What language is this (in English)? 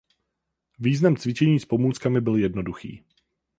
Czech